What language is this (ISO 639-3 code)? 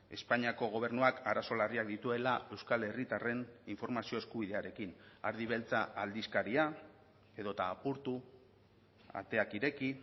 eus